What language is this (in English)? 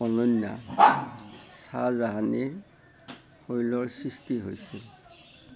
Assamese